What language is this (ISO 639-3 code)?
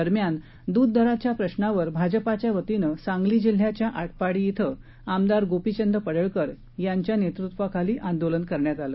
mar